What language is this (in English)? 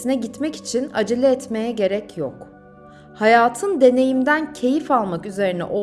Turkish